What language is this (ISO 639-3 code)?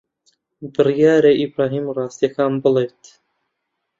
ckb